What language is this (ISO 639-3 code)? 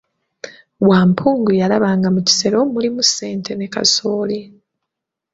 lug